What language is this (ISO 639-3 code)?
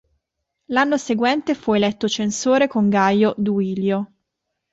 ita